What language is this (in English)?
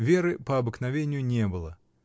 Russian